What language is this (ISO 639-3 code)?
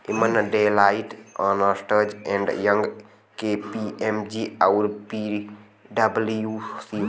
bho